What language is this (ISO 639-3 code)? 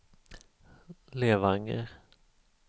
swe